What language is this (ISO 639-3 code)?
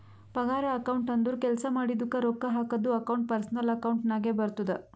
kan